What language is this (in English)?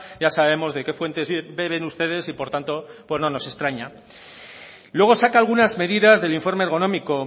Spanish